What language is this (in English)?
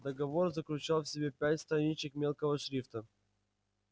Russian